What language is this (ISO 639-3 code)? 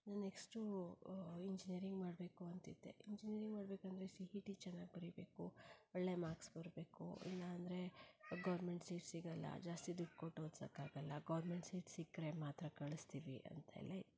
kan